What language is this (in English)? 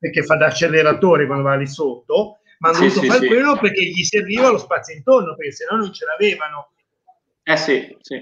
Italian